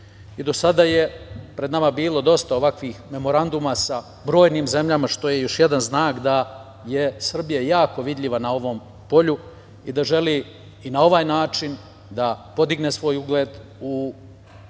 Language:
Serbian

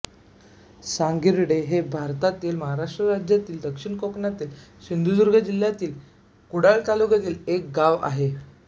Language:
Marathi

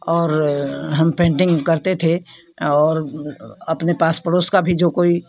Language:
Hindi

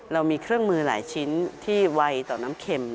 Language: Thai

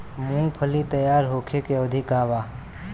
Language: Bhojpuri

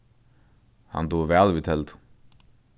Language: Faroese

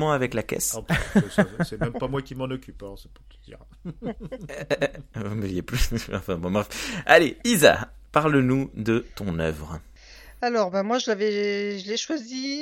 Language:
French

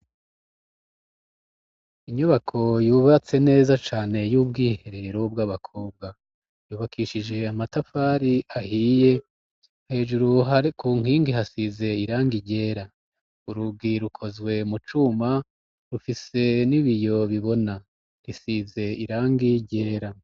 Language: Rundi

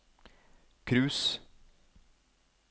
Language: Norwegian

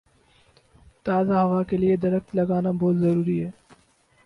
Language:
Urdu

